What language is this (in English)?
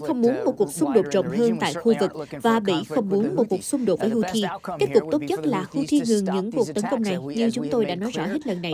Vietnamese